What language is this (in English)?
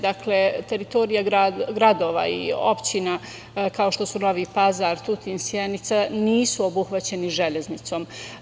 Serbian